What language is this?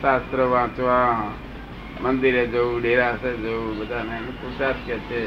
Gujarati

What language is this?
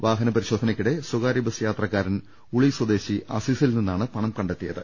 Malayalam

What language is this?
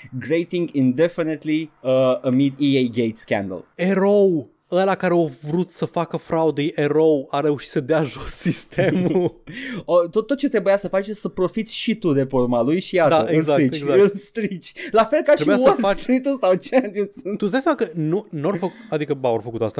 Romanian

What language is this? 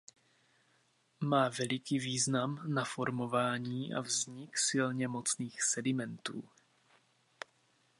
Czech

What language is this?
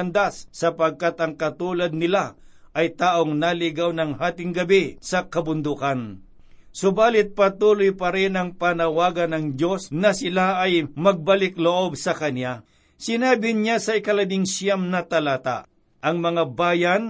Filipino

